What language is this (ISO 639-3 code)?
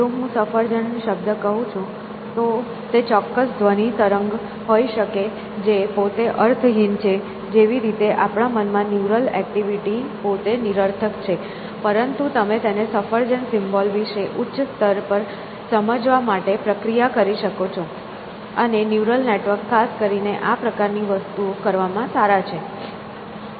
guj